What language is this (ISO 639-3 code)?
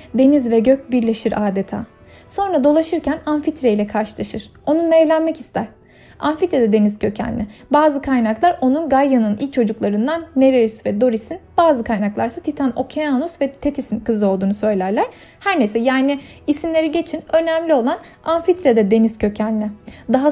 tur